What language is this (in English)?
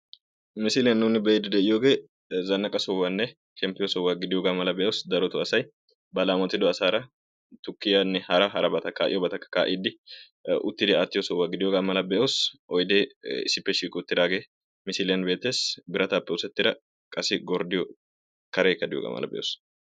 Wolaytta